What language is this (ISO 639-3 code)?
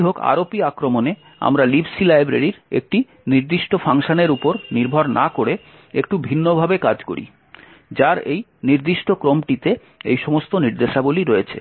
ben